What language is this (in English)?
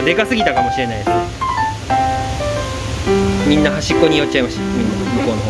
Japanese